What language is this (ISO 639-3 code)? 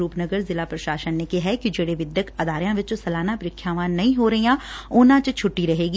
pan